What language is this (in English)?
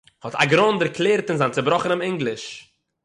Yiddish